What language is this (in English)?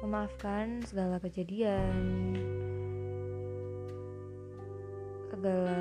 Indonesian